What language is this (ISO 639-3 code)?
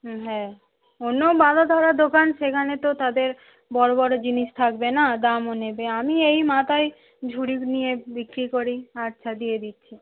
ben